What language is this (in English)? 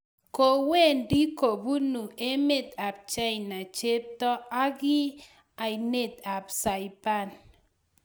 Kalenjin